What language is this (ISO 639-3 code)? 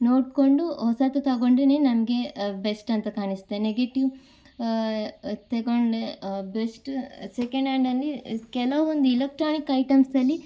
kan